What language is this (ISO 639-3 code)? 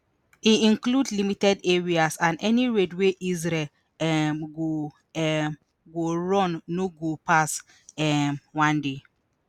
pcm